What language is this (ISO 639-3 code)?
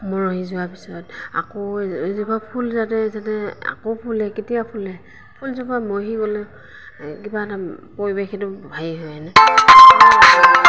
asm